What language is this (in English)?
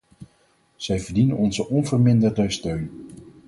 Dutch